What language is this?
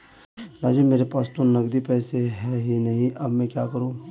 Hindi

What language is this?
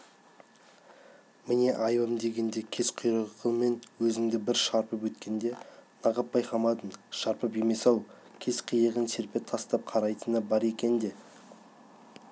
Kazakh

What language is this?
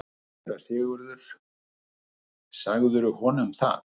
Icelandic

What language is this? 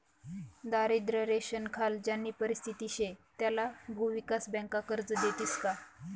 Marathi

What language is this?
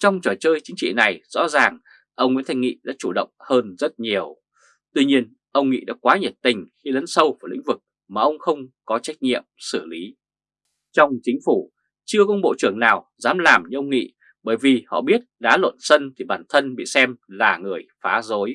Vietnamese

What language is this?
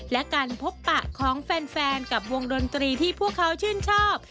Thai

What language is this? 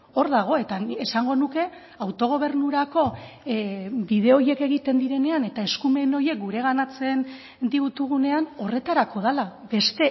Basque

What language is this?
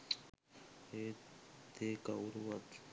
Sinhala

